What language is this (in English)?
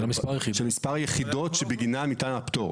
Hebrew